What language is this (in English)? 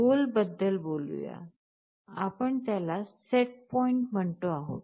Marathi